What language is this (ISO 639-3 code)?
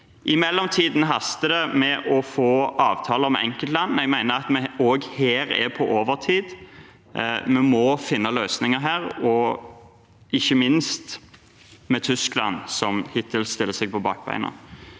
nor